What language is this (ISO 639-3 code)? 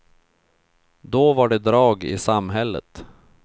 swe